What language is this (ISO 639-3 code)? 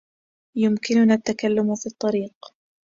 ara